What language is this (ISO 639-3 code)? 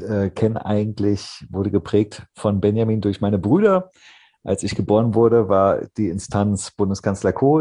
deu